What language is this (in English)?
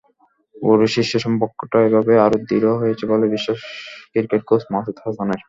Bangla